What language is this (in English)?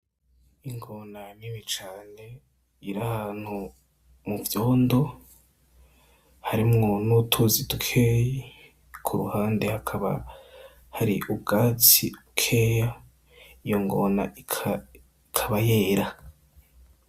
Rundi